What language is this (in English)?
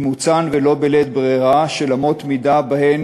Hebrew